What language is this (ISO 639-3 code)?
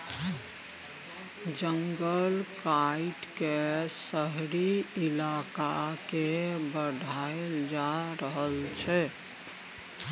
mai